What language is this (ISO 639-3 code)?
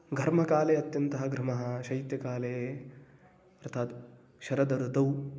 san